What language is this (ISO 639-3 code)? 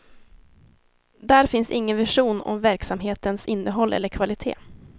swe